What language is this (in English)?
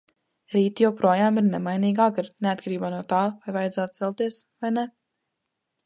Latvian